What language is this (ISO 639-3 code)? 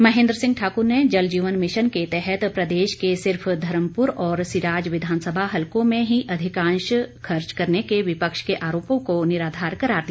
hin